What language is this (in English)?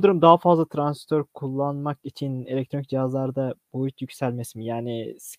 Turkish